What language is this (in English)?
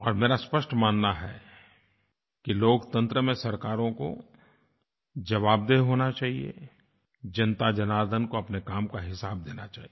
Hindi